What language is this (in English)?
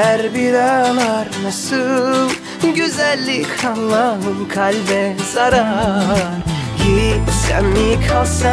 Turkish